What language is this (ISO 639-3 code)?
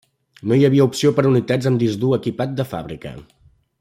cat